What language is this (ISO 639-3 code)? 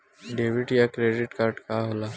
bho